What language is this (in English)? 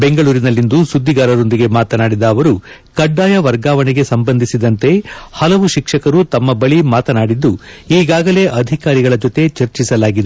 Kannada